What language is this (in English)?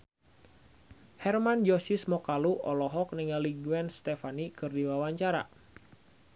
Sundanese